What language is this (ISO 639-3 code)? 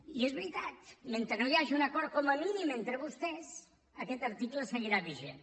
cat